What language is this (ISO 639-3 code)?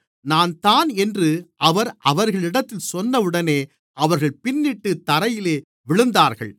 tam